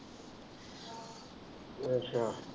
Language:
Punjabi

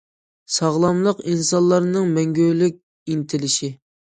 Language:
Uyghur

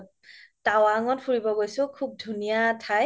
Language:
Assamese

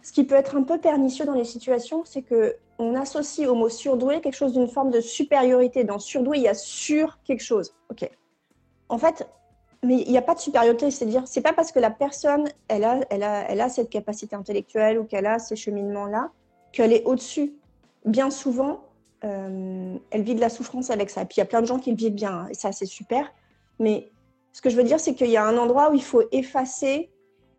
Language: French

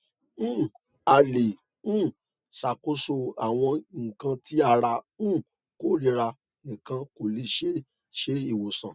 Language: Yoruba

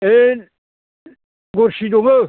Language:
Bodo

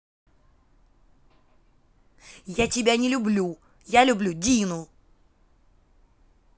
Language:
Russian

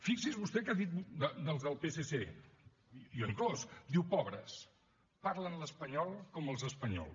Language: Catalan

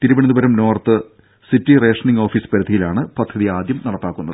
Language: Malayalam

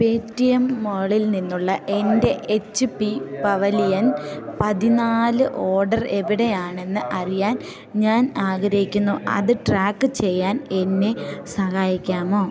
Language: Malayalam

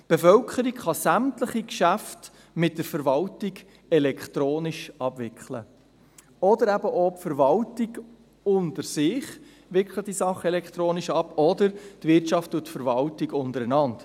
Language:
Swiss German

